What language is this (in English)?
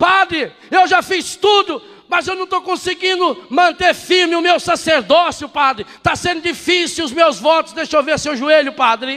Portuguese